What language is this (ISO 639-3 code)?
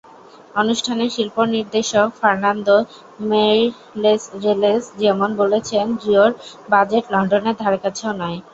ben